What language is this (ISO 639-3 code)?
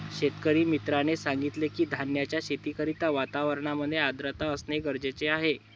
mar